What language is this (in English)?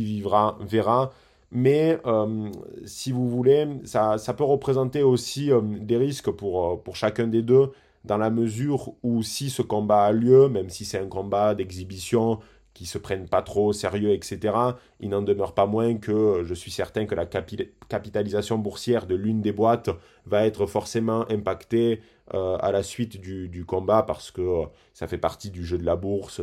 French